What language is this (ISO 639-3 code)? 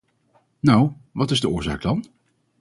nld